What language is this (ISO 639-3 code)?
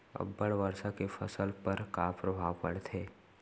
hne